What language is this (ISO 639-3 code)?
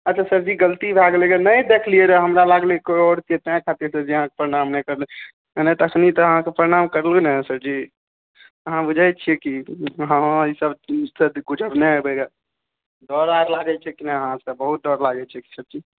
mai